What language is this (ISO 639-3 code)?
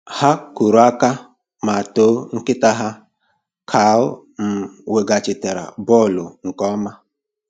ibo